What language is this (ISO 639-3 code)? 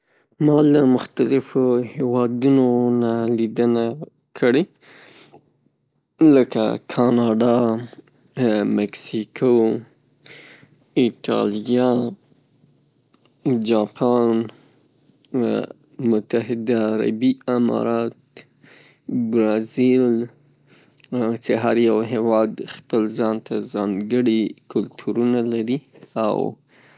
pus